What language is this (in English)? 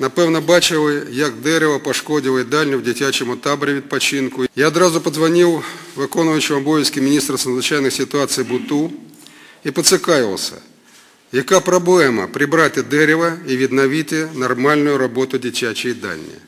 Russian